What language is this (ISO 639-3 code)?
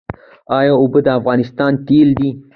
pus